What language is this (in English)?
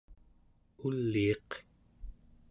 Central Yupik